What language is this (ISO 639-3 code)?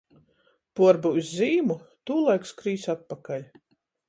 ltg